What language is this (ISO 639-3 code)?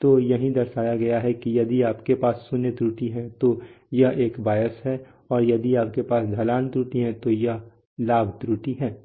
hin